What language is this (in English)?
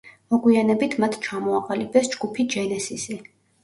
Georgian